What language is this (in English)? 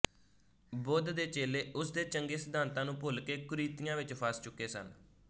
Punjabi